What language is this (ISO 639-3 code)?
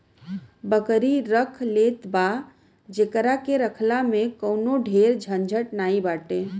bho